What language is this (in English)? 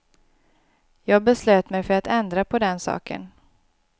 Swedish